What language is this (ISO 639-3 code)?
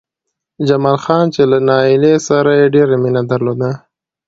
pus